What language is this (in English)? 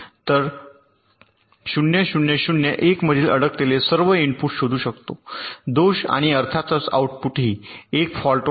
Marathi